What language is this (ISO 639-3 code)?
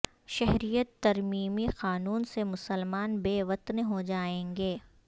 urd